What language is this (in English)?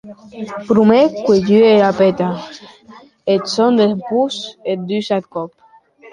Occitan